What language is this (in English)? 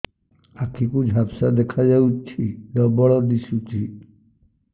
Odia